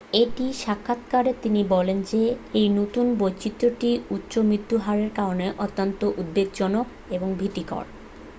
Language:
Bangla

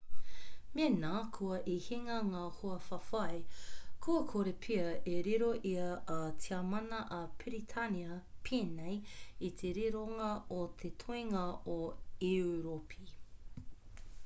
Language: Māori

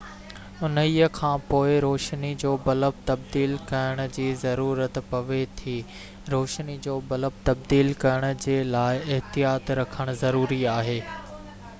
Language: Sindhi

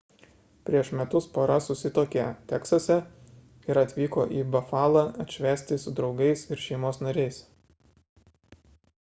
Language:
Lithuanian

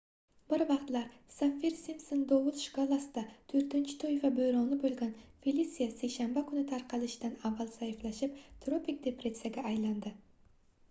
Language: Uzbek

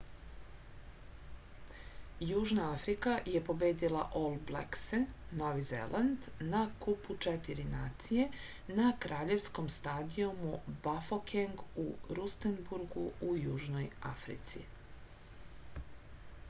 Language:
Serbian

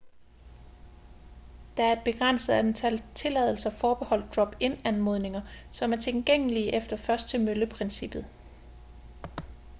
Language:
Danish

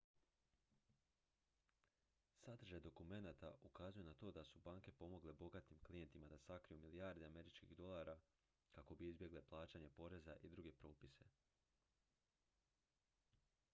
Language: Croatian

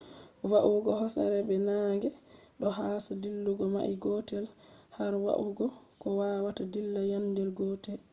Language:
Fula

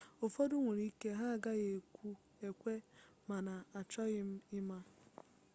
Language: Igbo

